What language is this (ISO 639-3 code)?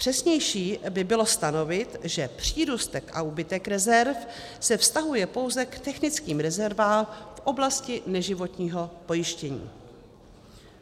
ces